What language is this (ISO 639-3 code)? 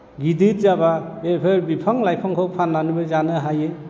brx